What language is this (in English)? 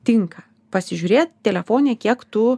Lithuanian